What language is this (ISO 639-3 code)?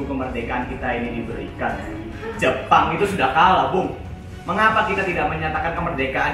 ind